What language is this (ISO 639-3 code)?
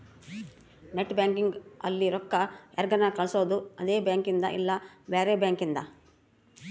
kan